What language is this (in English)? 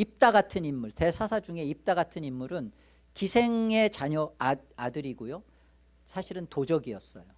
Korean